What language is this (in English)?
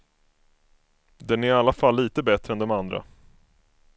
Swedish